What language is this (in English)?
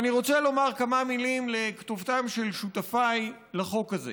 Hebrew